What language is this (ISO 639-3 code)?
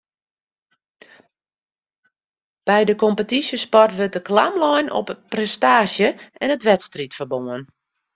fry